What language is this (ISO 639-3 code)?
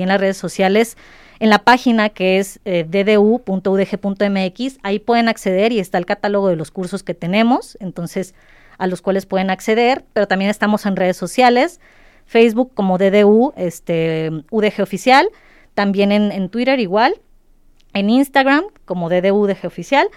spa